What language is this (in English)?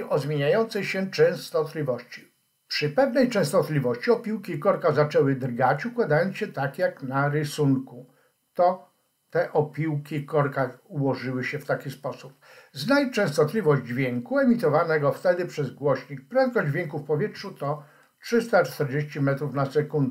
Polish